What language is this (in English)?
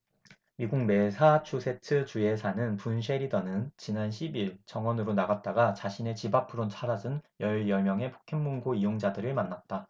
Korean